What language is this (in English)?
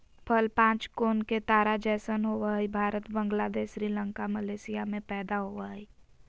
Magahi